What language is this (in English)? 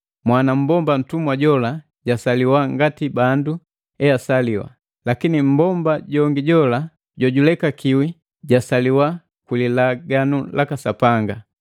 Matengo